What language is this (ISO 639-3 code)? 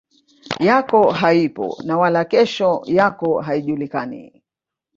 swa